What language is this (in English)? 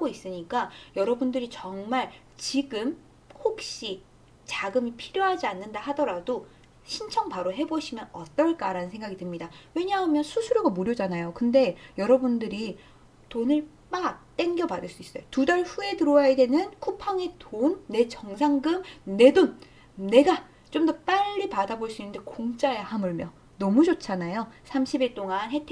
Korean